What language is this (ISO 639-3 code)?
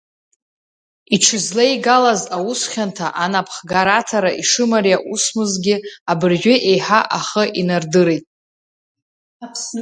abk